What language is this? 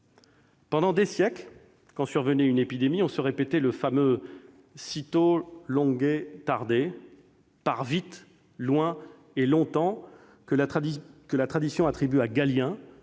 French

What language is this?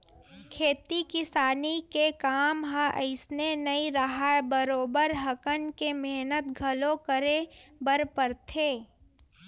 Chhattisgarhi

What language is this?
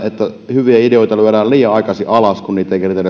Finnish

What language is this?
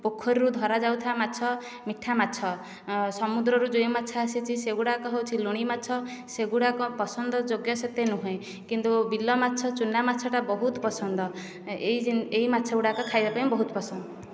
Odia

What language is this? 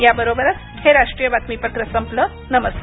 Marathi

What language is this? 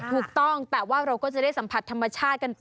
Thai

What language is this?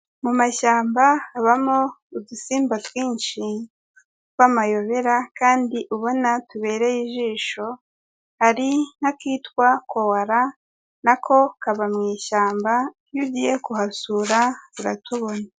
Kinyarwanda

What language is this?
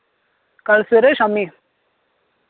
Dogri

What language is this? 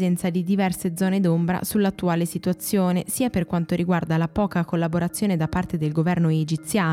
Italian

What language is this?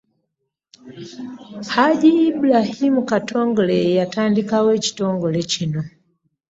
Ganda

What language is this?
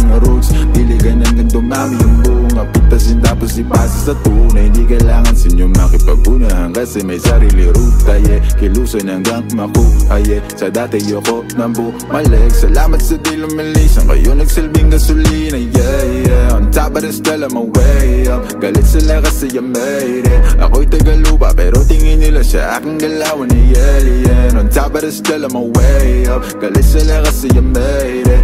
Filipino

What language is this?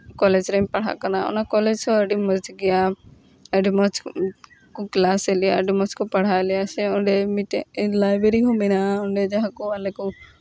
Santali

